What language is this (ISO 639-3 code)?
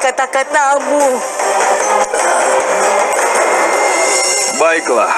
ind